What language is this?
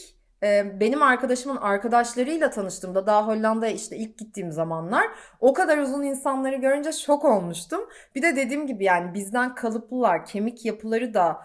Turkish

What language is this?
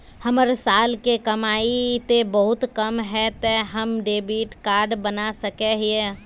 Magahi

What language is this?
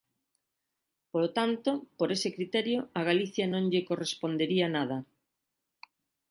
Galician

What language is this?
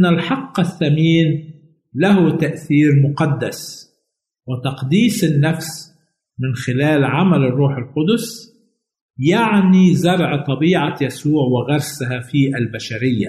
Arabic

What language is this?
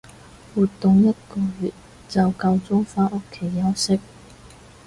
Cantonese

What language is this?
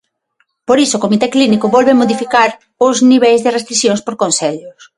Galician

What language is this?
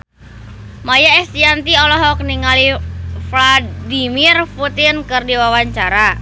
Sundanese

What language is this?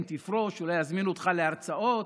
Hebrew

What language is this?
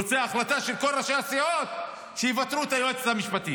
Hebrew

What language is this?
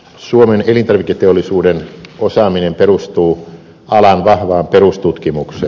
Finnish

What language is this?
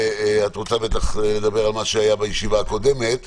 Hebrew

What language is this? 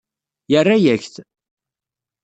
Kabyle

